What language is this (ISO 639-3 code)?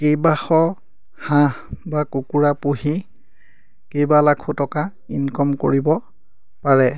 asm